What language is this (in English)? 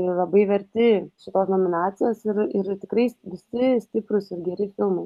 Lithuanian